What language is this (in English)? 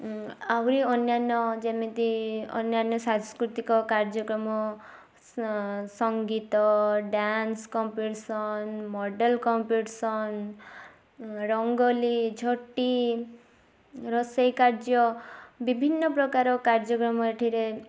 Odia